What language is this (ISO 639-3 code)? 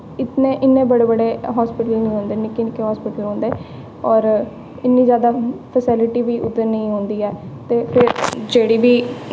doi